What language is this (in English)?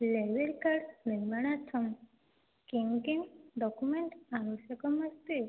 Sanskrit